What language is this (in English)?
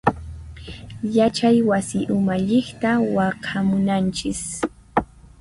Puno Quechua